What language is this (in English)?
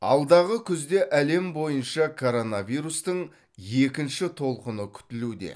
Kazakh